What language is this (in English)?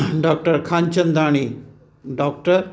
Sindhi